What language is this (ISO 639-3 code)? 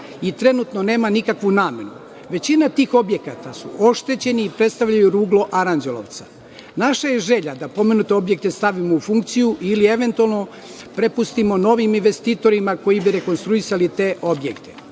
srp